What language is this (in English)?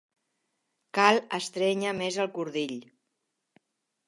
Catalan